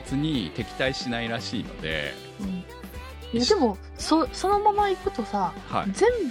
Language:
Japanese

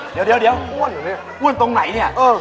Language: Thai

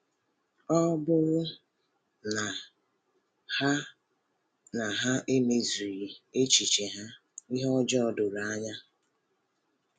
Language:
Igbo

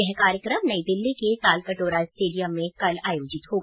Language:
Hindi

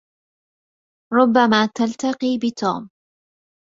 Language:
Arabic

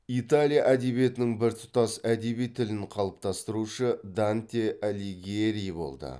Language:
Kazakh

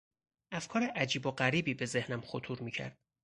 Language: Persian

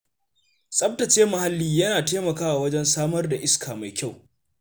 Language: Hausa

